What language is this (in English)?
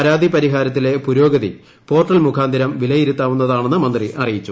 Malayalam